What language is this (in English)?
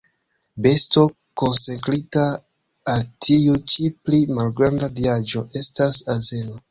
Esperanto